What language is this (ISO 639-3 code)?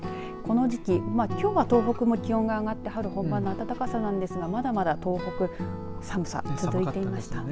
jpn